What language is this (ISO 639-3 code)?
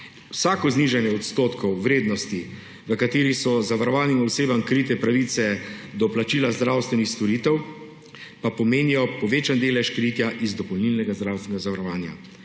slv